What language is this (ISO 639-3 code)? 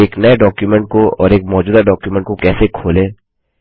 hin